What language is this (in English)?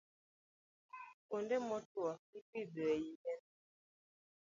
Luo (Kenya and Tanzania)